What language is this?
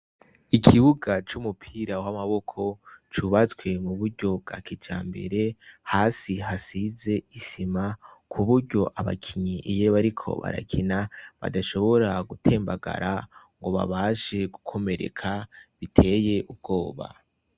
Rundi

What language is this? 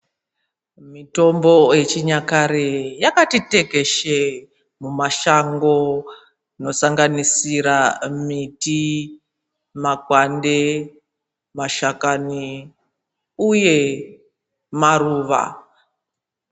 Ndau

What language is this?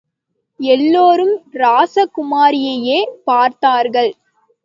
Tamil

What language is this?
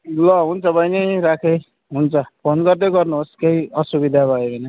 Nepali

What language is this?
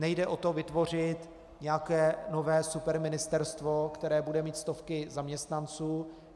Czech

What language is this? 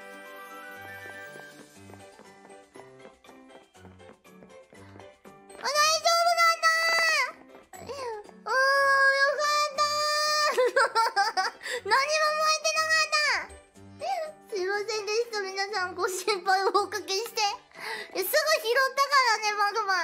Japanese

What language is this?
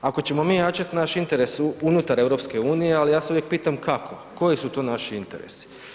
Croatian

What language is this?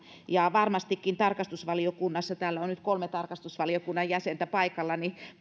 Finnish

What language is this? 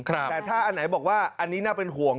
Thai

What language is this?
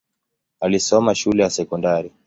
Swahili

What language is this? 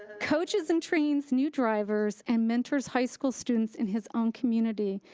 English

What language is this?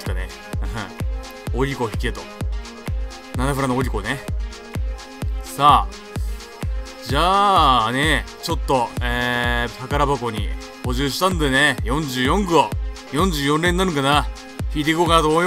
Japanese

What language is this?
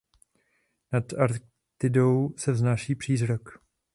Czech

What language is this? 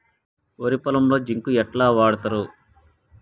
Telugu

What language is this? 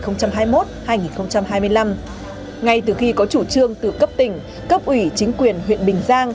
Vietnamese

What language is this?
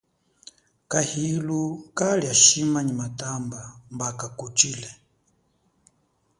Chokwe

